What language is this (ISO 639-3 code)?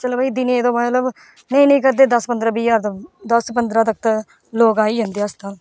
doi